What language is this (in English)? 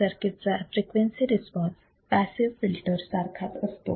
Marathi